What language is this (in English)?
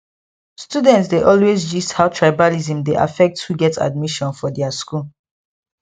Nigerian Pidgin